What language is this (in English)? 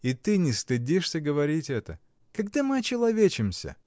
Russian